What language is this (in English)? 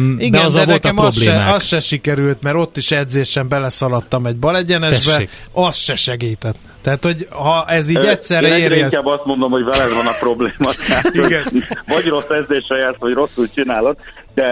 Hungarian